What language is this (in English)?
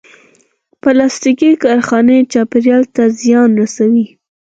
Pashto